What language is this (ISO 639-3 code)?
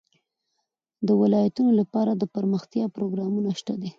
pus